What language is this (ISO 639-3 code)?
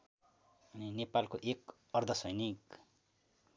nep